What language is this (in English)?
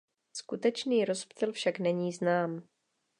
Czech